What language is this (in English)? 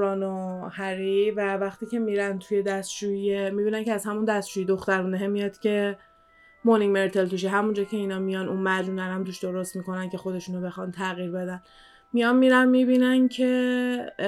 Persian